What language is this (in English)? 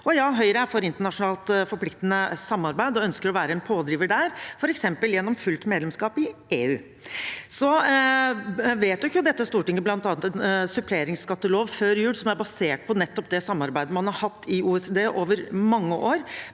Norwegian